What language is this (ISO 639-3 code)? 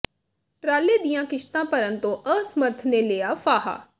pan